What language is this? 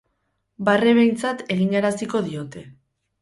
Basque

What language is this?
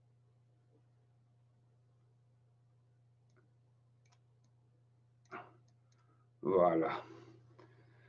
Arabic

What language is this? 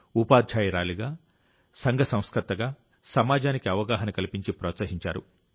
Telugu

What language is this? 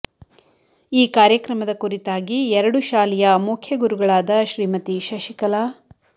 Kannada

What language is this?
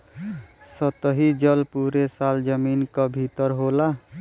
Bhojpuri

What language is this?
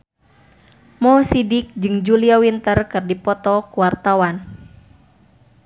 Sundanese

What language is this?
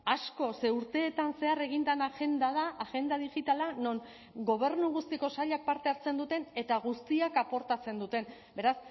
Basque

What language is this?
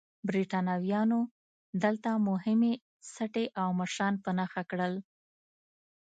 Pashto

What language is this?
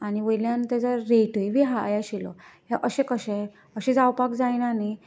Konkani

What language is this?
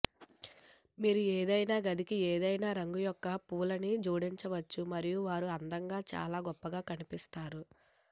Telugu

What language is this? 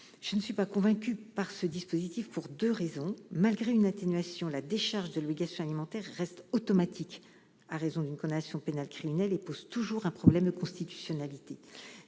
French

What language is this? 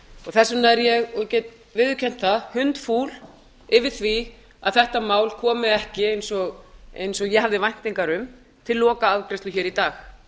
Icelandic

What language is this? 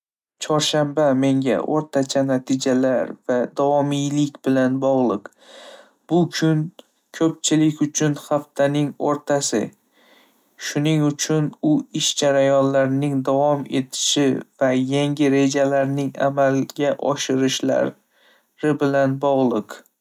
Uzbek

